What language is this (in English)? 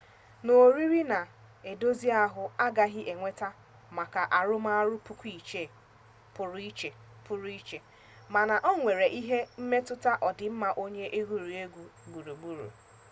Igbo